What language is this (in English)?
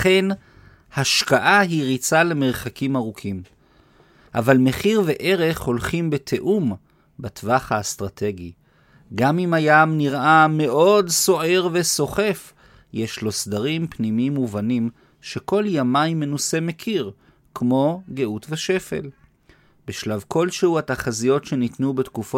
Hebrew